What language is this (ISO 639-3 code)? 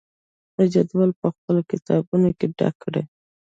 pus